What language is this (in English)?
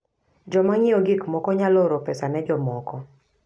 Luo (Kenya and Tanzania)